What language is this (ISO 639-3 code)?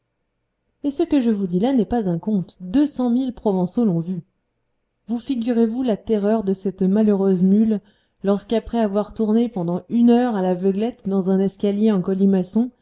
fra